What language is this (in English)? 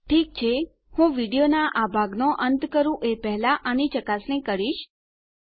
Gujarati